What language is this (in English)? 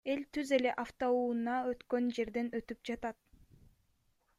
Kyrgyz